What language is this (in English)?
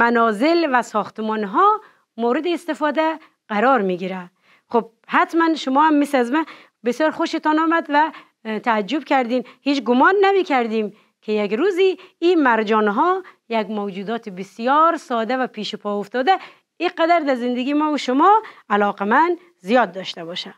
Persian